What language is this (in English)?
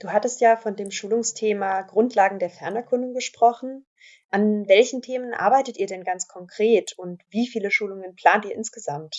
German